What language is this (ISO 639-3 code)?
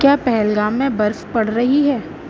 urd